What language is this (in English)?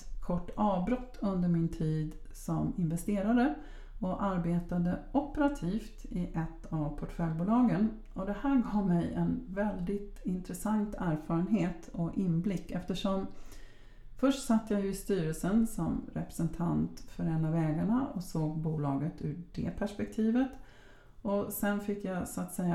Swedish